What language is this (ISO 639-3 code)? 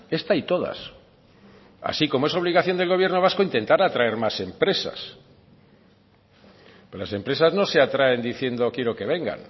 spa